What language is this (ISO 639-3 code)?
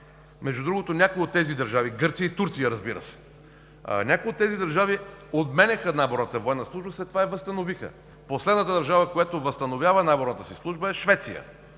bul